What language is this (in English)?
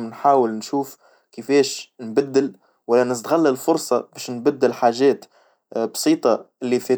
Tunisian Arabic